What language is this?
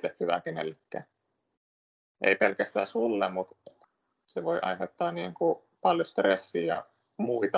Finnish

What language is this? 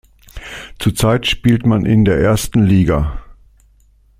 German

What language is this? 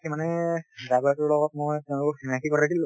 Assamese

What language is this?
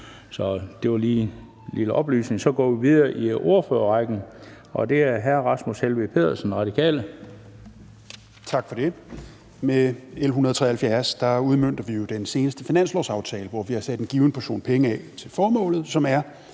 Danish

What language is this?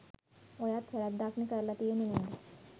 Sinhala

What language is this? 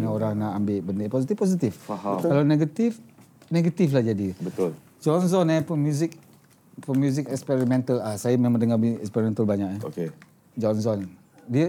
Malay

